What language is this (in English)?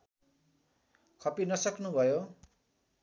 Nepali